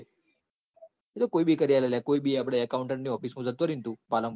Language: Gujarati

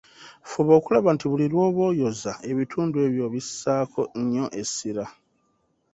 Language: Ganda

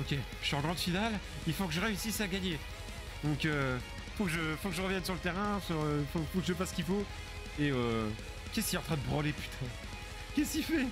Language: French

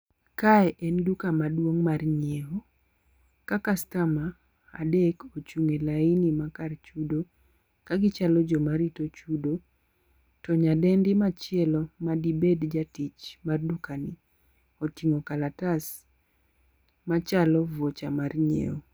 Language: Luo (Kenya and Tanzania)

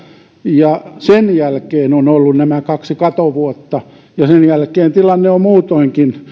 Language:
Finnish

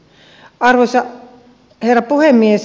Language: Finnish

